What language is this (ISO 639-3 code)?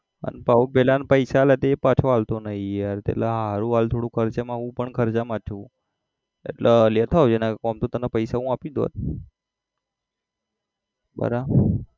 guj